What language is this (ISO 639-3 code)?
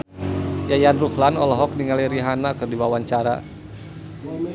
sun